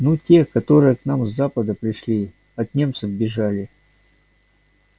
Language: Russian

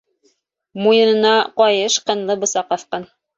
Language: Bashkir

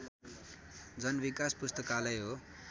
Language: Nepali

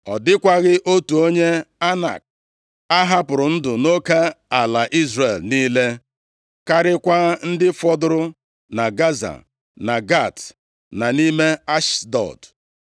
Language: Igbo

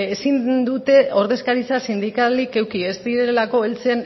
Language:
Basque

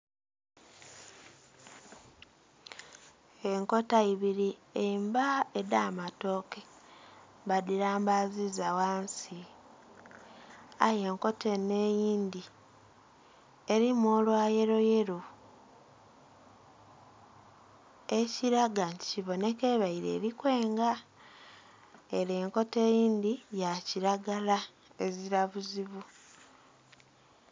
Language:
Soga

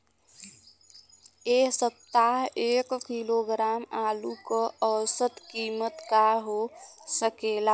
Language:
Bhojpuri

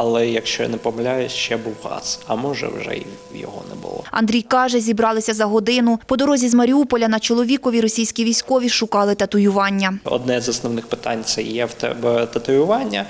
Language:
Ukrainian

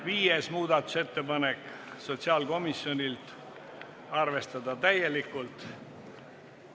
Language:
Estonian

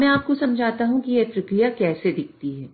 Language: Hindi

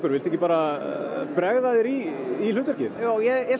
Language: Icelandic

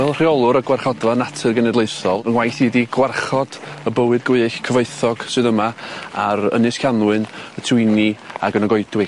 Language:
Welsh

